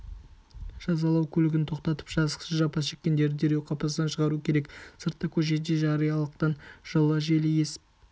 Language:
Kazakh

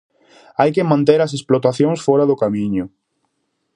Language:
Galician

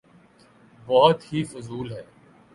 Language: Urdu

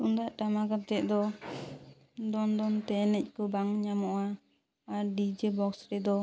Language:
Santali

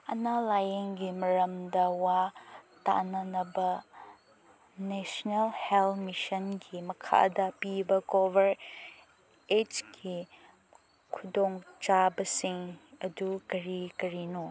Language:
Manipuri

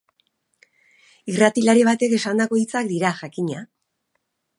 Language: Basque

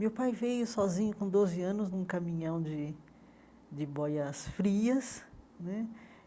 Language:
Portuguese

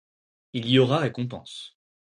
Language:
French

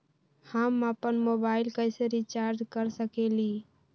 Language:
Magahi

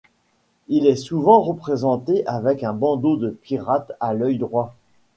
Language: French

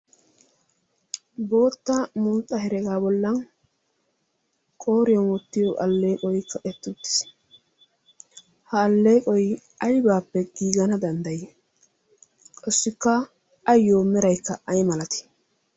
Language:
Wolaytta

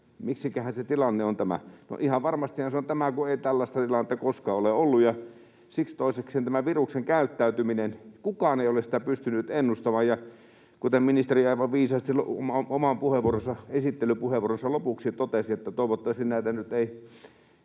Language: Finnish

